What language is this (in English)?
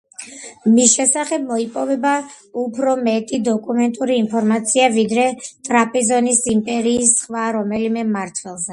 Georgian